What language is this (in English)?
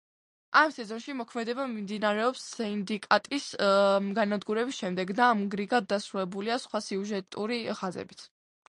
Georgian